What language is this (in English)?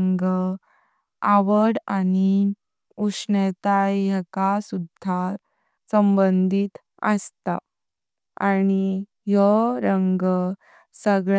Konkani